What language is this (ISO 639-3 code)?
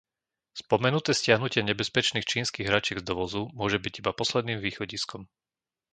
slk